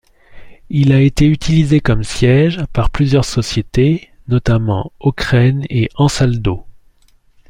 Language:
French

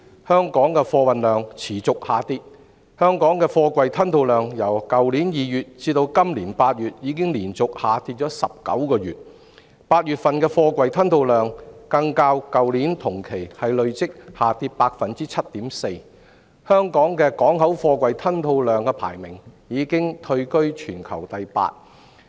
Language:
Cantonese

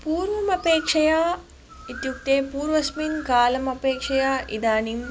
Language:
Sanskrit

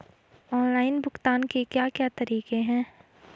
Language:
Hindi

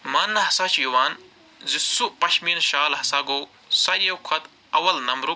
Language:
Kashmiri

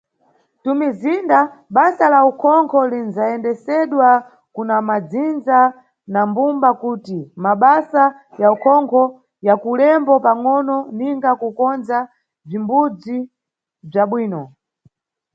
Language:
Nyungwe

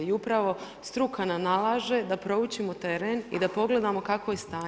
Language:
Croatian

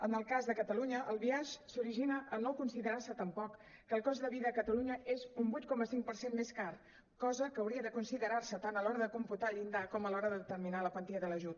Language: Catalan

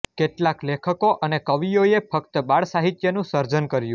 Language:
Gujarati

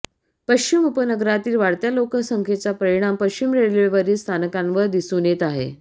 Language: Marathi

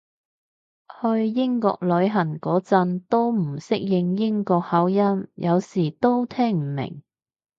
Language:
Cantonese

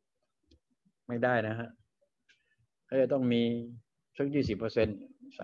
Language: Thai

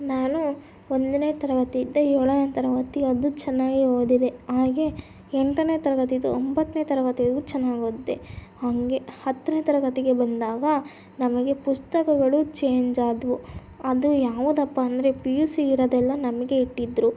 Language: Kannada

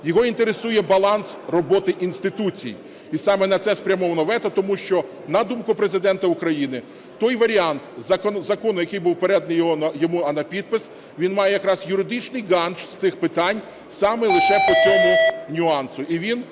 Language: Ukrainian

